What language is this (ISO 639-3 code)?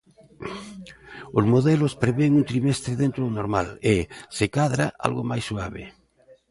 glg